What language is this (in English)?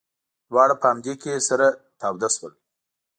Pashto